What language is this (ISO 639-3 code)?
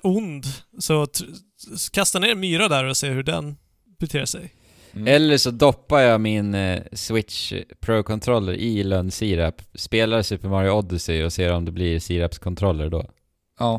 swe